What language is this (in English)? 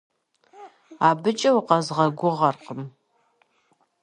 Kabardian